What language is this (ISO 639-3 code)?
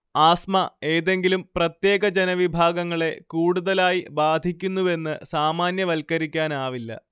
mal